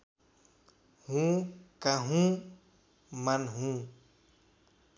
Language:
Nepali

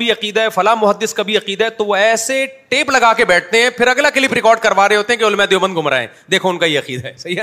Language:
Urdu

